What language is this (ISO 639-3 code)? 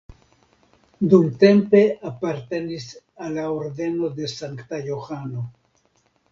epo